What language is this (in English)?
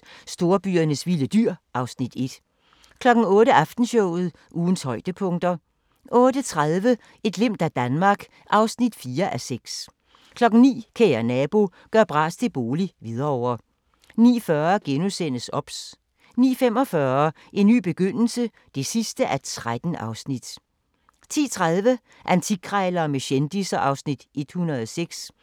Danish